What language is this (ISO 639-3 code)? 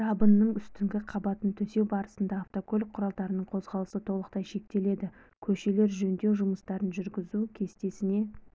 kaz